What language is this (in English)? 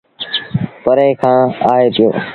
Sindhi Bhil